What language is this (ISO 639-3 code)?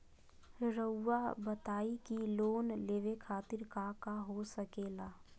mag